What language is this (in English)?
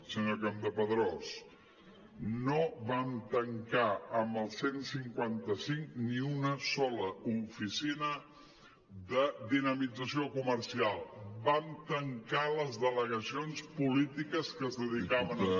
Catalan